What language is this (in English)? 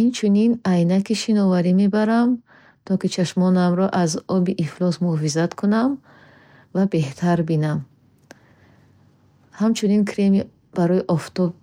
Bukharic